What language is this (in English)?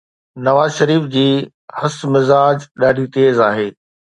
Sindhi